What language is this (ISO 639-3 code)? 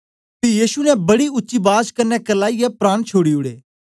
doi